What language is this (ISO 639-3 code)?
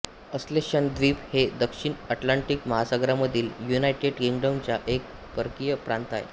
mar